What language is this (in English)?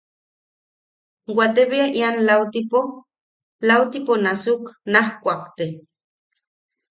Yaqui